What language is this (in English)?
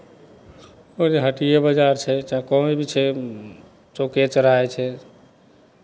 Maithili